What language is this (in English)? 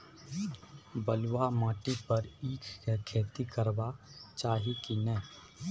Maithili